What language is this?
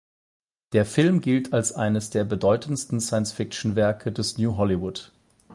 German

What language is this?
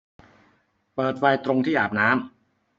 Thai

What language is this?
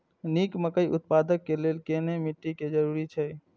Maithili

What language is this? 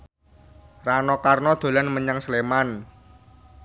Javanese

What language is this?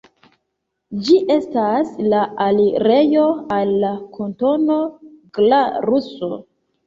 Esperanto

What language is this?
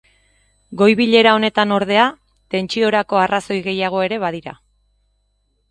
Basque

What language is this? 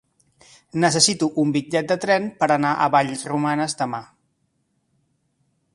Catalan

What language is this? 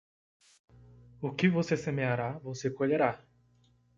Portuguese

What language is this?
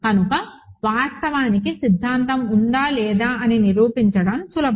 Telugu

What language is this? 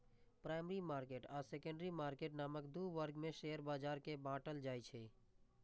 Maithili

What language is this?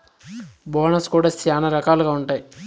Telugu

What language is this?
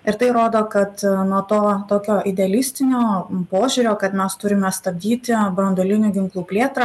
Lithuanian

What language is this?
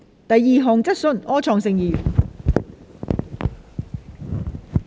Cantonese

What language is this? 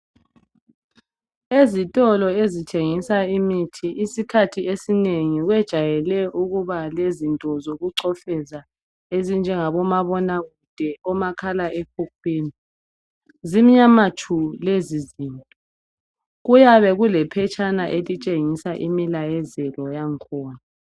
North Ndebele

